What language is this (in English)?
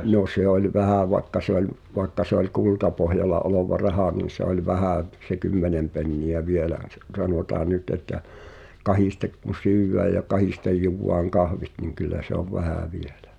Finnish